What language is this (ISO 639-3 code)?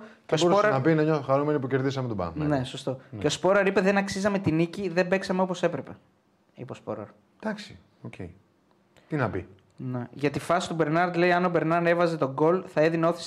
ell